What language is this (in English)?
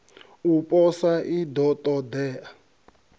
Venda